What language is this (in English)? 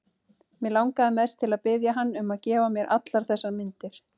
Icelandic